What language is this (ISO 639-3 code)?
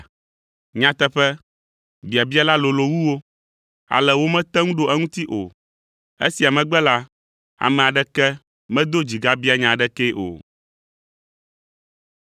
ewe